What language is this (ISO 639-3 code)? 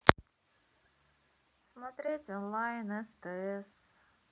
rus